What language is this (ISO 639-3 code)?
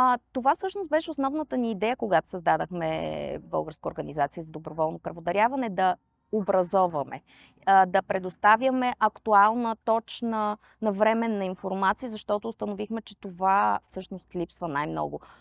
bul